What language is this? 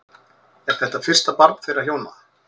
Icelandic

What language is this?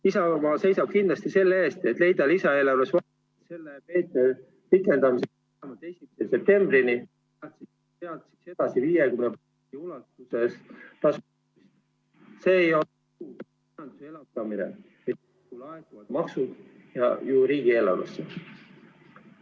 Estonian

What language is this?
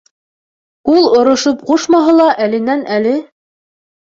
Bashkir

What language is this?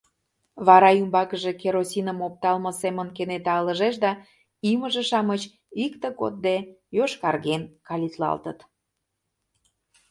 Mari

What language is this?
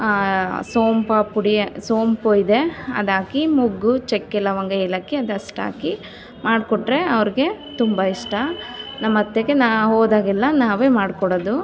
Kannada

